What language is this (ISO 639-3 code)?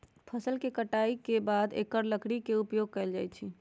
mag